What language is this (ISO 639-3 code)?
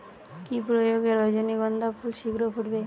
ben